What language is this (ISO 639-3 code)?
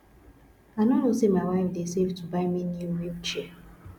pcm